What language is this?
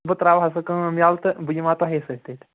Kashmiri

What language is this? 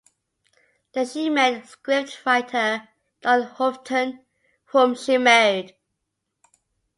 English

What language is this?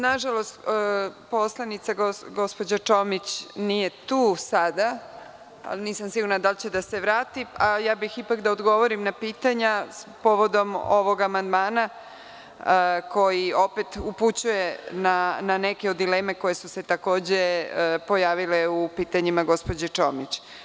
Serbian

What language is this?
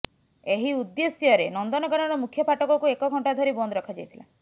Odia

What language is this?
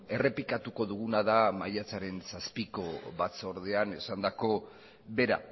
Basque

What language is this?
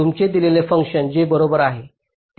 Marathi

